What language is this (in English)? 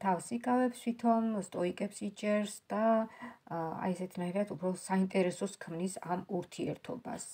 Romanian